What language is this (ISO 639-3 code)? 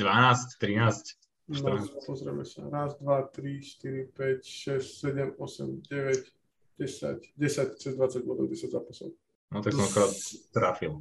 slk